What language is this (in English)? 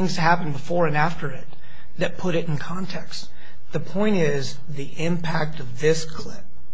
English